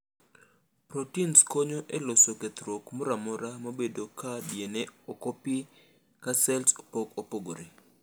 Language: Luo (Kenya and Tanzania)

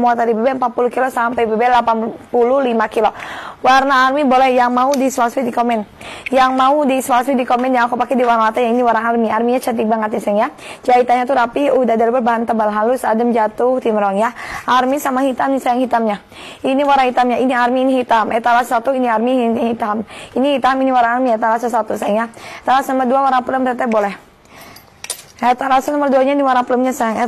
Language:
Indonesian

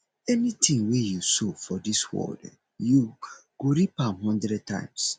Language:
Nigerian Pidgin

